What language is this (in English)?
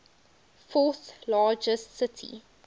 English